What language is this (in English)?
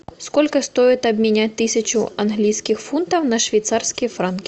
Russian